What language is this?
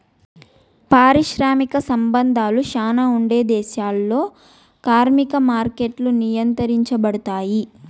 Telugu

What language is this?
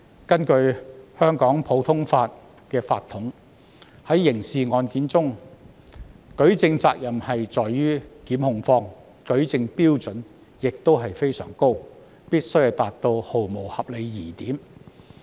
Cantonese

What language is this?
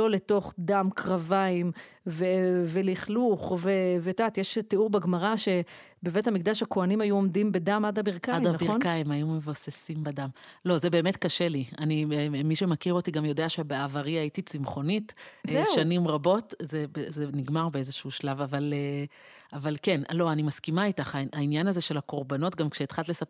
Hebrew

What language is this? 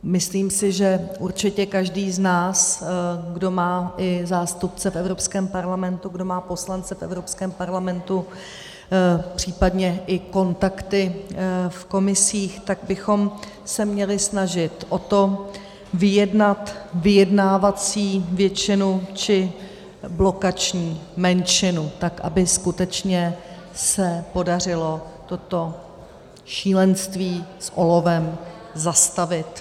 Czech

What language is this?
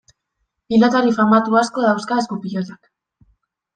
Basque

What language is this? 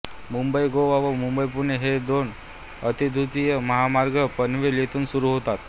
Marathi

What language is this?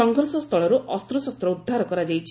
Odia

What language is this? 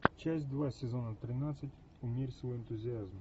Russian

